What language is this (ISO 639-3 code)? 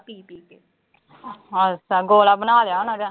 pan